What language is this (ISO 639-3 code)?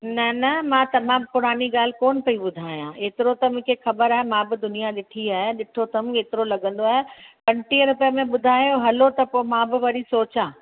snd